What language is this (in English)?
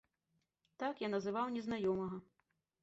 Belarusian